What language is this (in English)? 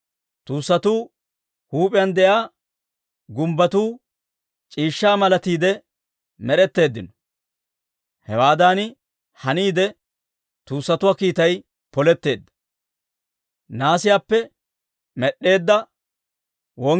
Dawro